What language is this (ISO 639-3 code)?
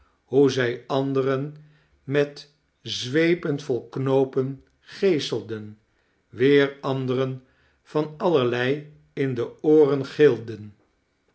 nld